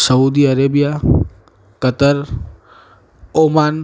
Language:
Gujarati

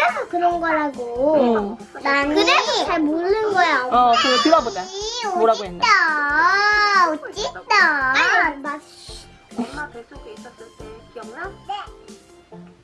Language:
Korean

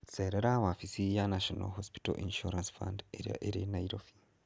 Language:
Kikuyu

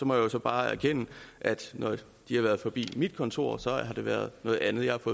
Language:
Danish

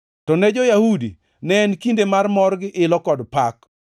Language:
Luo (Kenya and Tanzania)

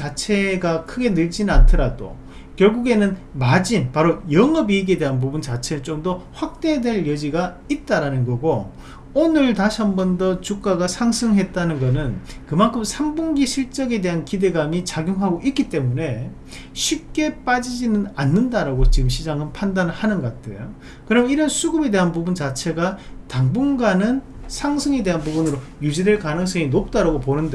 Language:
Korean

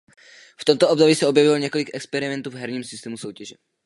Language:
Czech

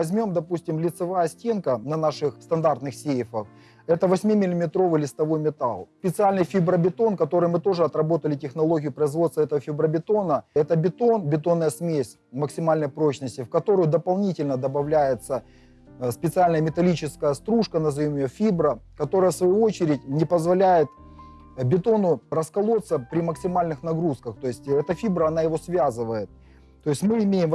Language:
Russian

